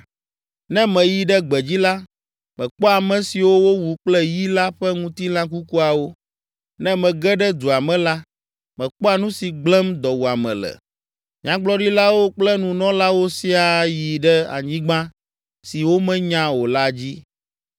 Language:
Ewe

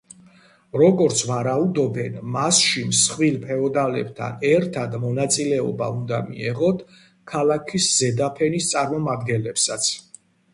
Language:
Georgian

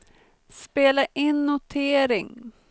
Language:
Swedish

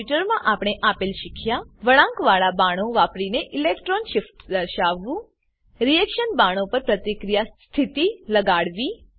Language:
Gujarati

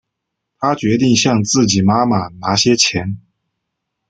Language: Chinese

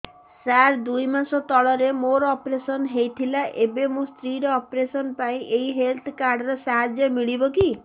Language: Odia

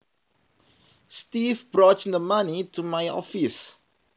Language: Javanese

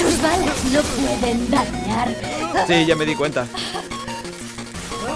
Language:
Spanish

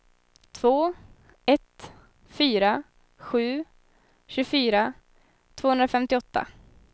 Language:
Swedish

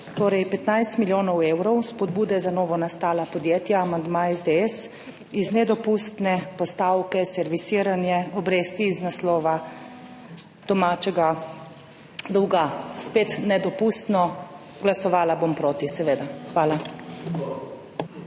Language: Slovenian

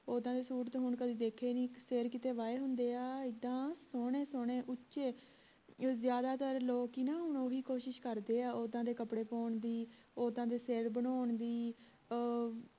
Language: Punjabi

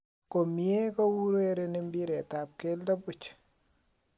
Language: Kalenjin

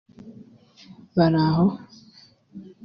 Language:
Kinyarwanda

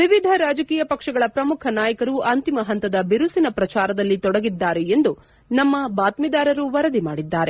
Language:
Kannada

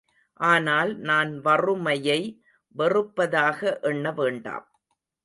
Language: Tamil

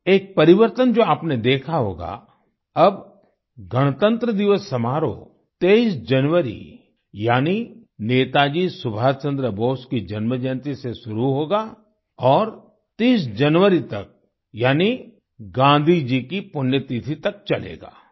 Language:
Hindi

